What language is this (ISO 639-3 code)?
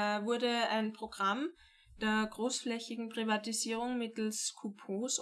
deu